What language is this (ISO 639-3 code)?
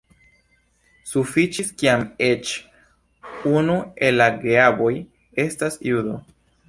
epo